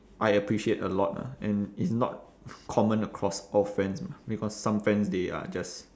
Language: English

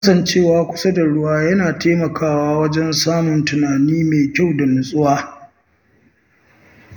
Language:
Hausa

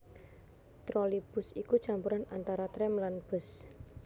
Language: Javanese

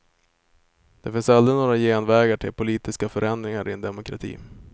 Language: Swedish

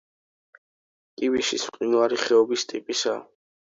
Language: Georgian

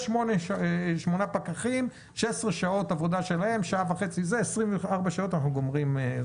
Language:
Hebrew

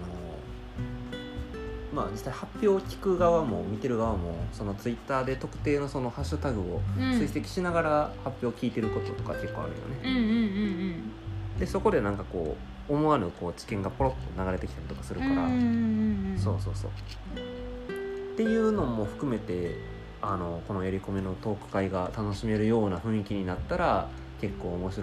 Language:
Japanese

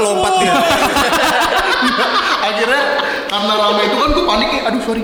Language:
Indonesian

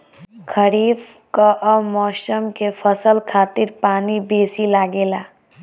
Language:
Bhojpuri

